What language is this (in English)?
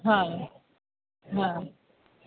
Sindhi